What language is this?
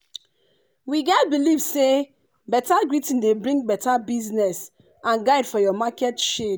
Nigerian Pidgin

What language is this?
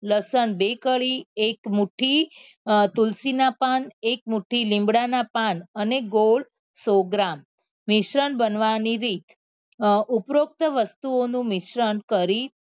Gujarati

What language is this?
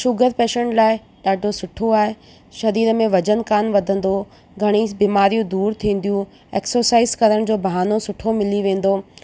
Sindhi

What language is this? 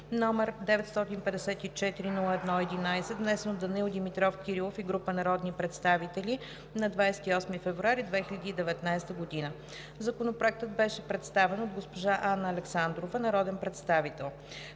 Bulgarian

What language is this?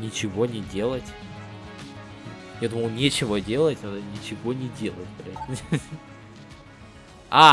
Russian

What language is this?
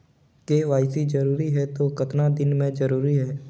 Chhattisgarhi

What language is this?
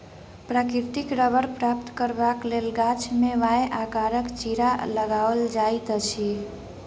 Maithili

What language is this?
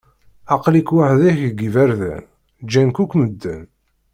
Kabyle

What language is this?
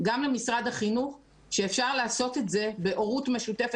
Hebrew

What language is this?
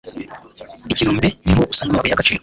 Kinyarwanda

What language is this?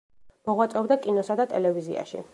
Georgian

